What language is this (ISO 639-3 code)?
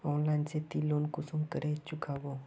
mag